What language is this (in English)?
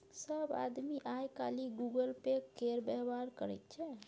Maithili